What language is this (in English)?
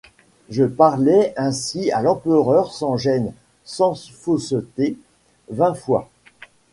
French